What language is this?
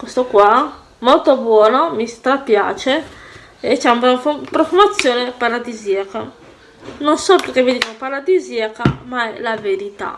Italian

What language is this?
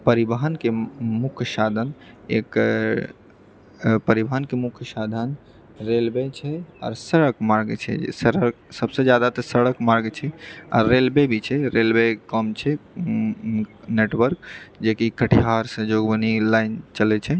Maithili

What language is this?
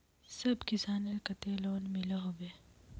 Magahi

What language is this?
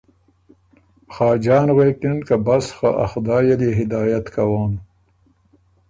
Ormuri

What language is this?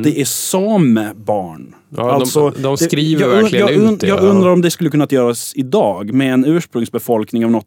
Swedish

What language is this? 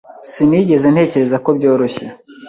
Kinyarwanda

